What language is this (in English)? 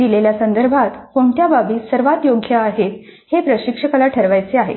Marathi